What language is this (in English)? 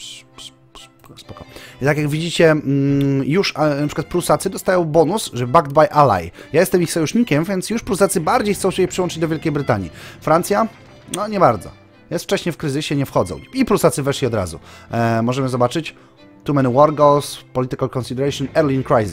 Polish